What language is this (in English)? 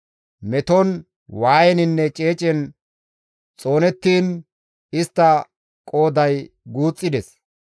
Gamo